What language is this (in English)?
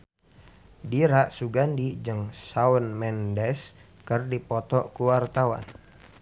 Sundanese